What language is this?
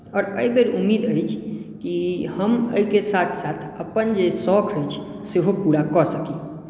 Maithili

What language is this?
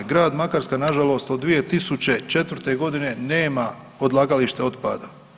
Croatian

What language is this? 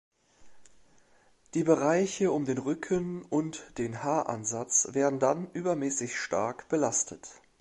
German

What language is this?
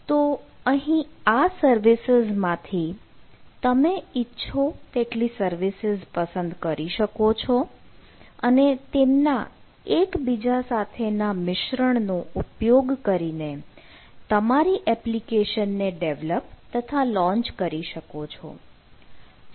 Gujarati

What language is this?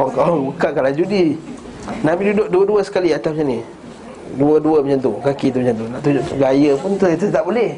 Malay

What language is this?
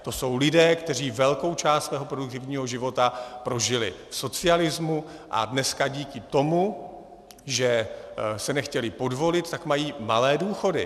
Czech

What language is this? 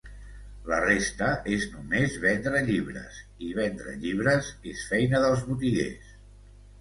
Catalan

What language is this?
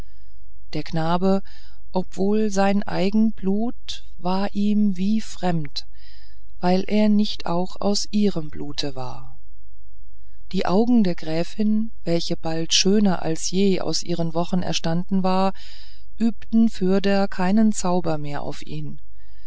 German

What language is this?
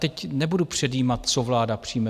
Czech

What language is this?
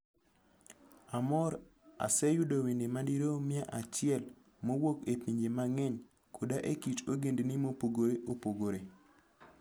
Luo (Kenya and Tanzania)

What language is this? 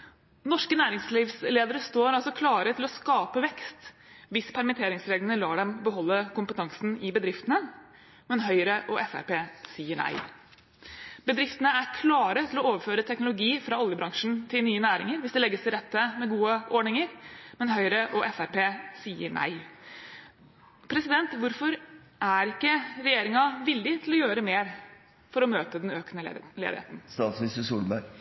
Norwegian Bokmål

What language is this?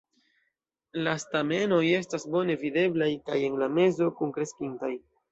Esperanto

